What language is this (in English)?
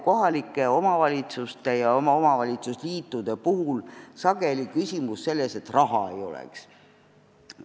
Estonian